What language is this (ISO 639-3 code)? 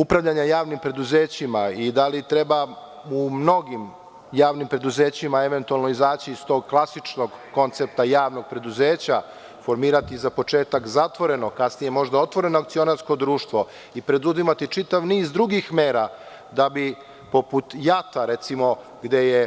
srp